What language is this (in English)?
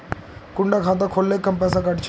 Magahi